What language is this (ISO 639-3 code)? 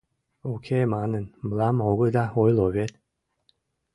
chm